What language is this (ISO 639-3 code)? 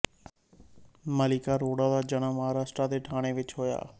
pan